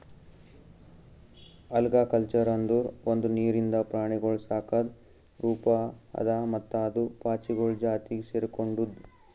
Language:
Kannada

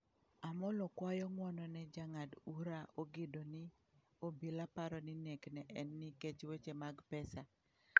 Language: Luo (Kenya and Tanzania)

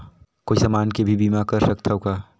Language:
Chhattisgarhi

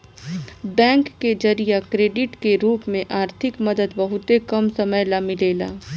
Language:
Bhojpuri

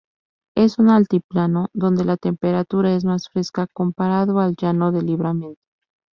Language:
Spanish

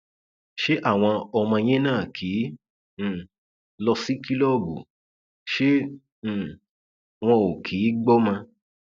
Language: Yoruba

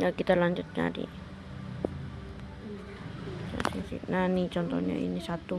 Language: Indonesian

